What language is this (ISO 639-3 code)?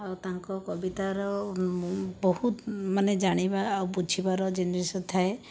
ori